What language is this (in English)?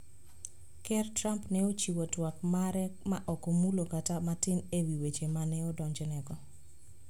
Luo (Kenya and Tanzania)